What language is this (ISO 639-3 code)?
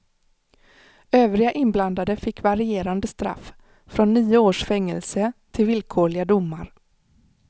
swe